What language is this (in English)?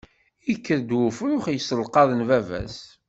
Kabyle